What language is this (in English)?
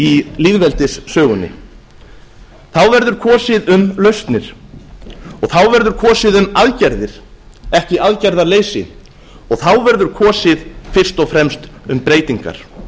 Icelandic